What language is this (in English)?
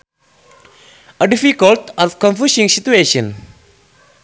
Sundanese